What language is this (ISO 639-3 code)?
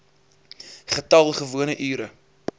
afr